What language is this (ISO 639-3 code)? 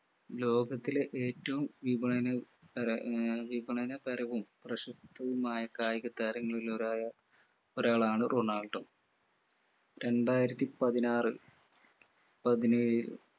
mal